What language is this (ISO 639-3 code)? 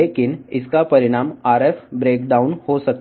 tel